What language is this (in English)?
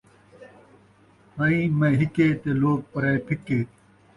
Saraiki